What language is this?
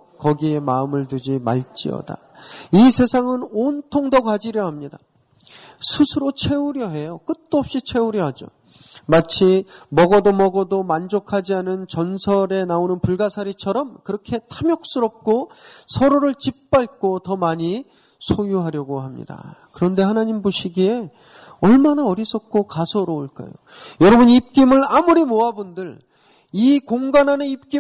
Korean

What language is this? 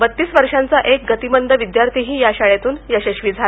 Marathi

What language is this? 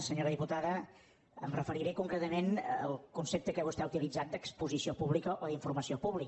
Catalan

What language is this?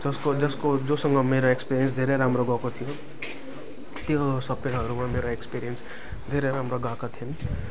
Nepali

